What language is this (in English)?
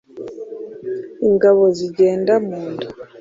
Kinyarwanda